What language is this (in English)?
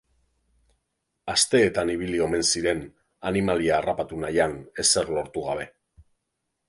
Basque